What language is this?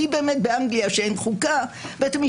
Hebrew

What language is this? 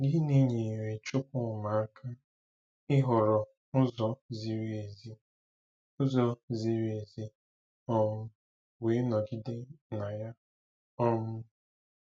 Igbo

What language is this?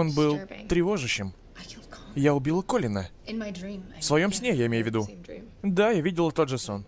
Russian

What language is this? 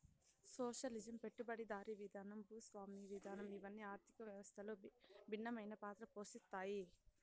Telugu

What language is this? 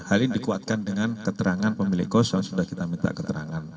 Indonesian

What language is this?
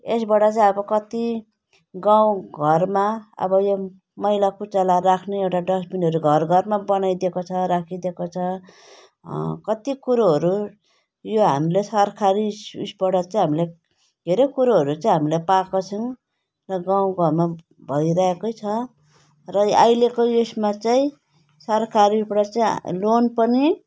Nepali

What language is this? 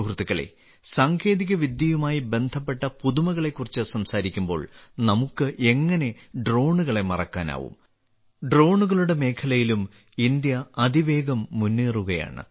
Malayalam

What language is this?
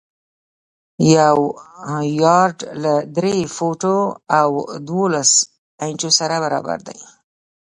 Pashto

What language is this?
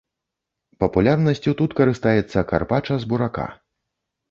Belarusian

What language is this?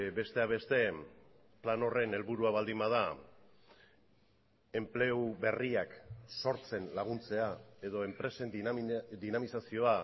Basque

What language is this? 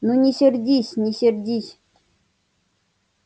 Russian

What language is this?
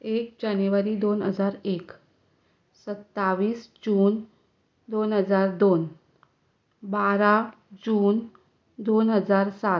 Konkani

